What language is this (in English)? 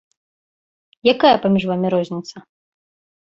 Belarusian